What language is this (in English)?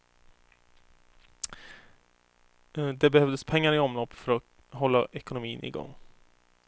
Swedish